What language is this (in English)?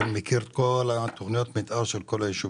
Hebrew